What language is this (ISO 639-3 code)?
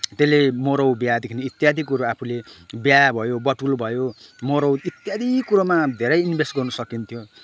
nep